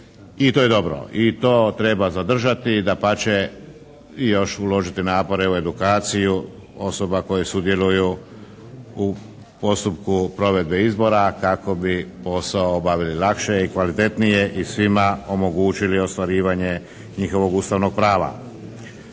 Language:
Croatian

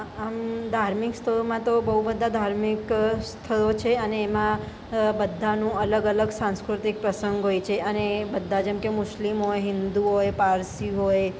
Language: Gujarati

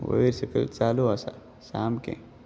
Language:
Konkani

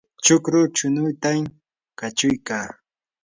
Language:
Yanahuanca Pasco Quechua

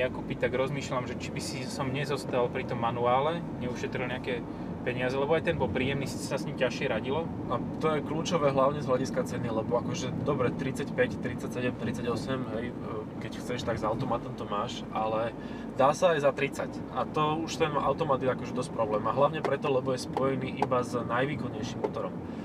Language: Slovak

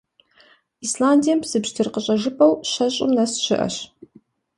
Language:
Kabardian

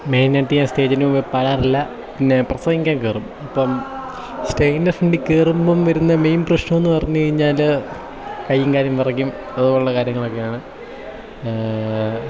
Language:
Malayalam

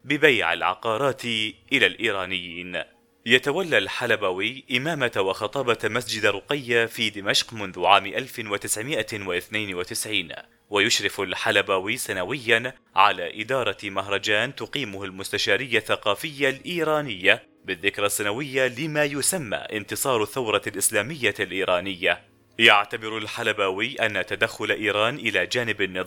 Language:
Arabic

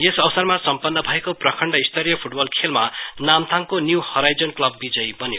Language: Nepali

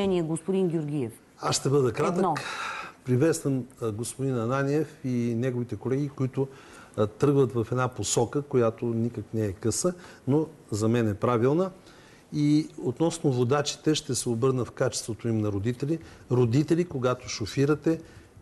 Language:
Bulgarian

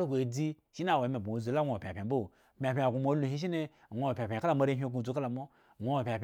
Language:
Eggon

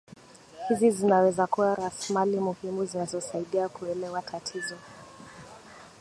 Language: Swahili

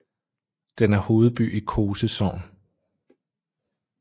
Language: Danish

